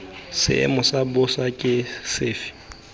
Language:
Tswana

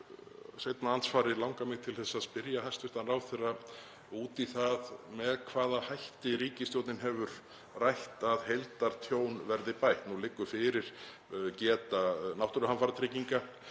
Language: Icelandic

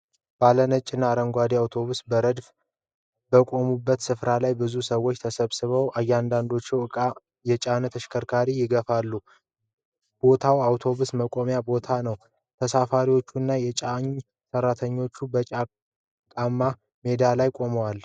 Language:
Amharic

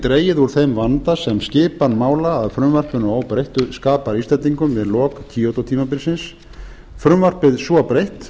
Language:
Icelandic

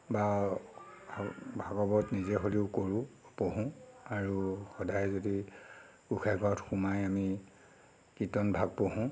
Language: Assamese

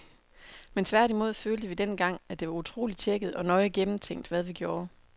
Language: Danish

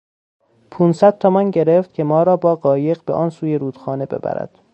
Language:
Persian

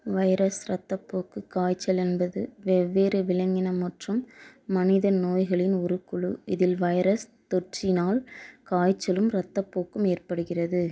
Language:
Tamil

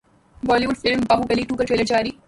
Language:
Urdu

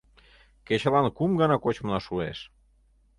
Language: Mari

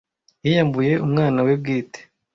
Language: Kinyarwanda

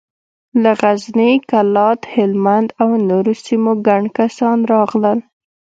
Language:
Pashto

